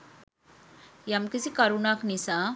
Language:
Sinhala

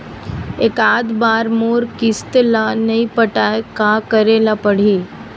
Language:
Chhattisgarhi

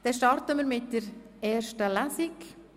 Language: Swiss German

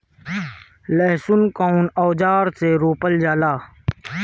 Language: Bhojpuri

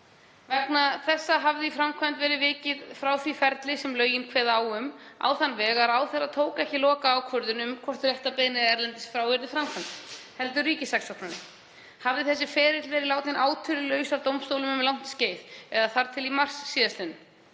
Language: Icelandic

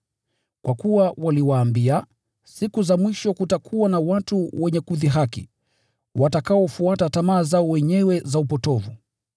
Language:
Swahili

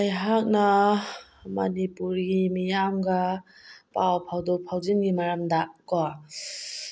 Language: Manipuri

